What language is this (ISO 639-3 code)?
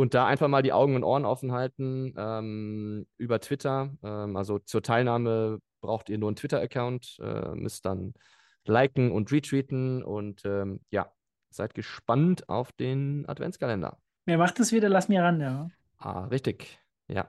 deu